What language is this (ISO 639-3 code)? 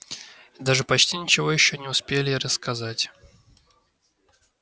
rus